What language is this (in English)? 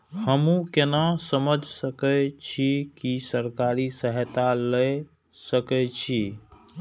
Maithili